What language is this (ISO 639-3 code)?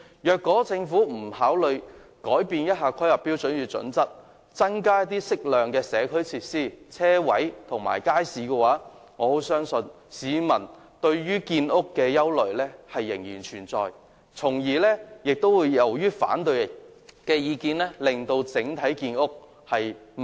yue